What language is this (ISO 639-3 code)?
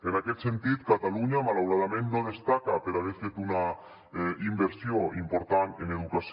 cat